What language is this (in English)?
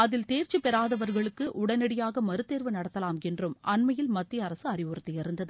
Tamil